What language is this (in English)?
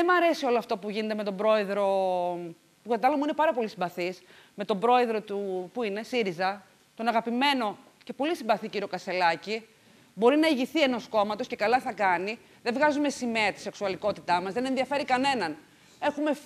Greek